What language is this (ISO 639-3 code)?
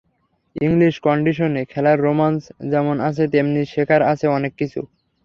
ben